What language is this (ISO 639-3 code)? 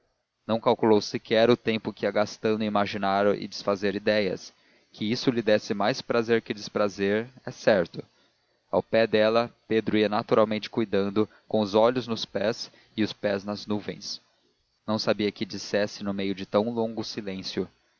por